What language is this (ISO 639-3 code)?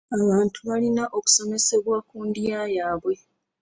lug